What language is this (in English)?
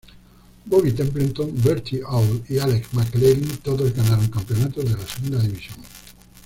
Spanish